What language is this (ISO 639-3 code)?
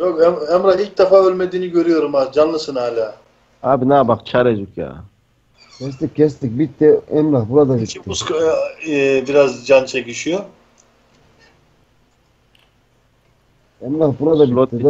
tur